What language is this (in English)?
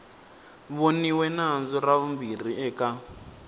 Tsonga